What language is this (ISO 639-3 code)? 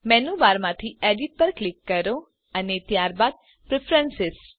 guj